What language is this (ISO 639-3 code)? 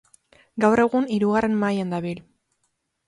eus